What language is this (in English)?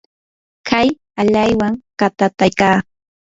Yanahuanca Pasco Quechua